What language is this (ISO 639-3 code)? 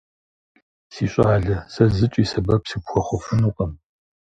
kbd